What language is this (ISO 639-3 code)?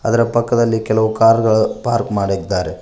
kan